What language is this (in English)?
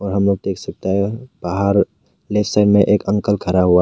Hindi